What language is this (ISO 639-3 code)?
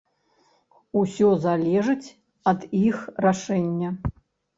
bel